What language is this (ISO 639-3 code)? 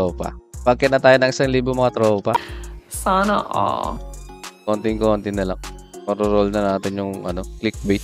fil